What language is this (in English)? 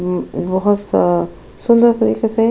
Hindi